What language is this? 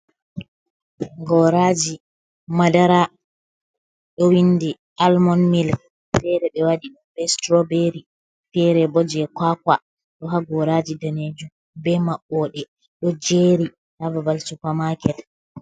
Fula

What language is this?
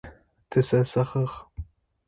Adyghe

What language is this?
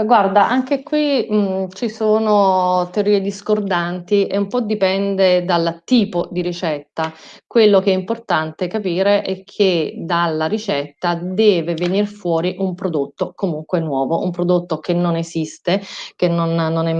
Italian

